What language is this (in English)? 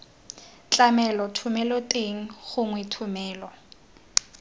Tswana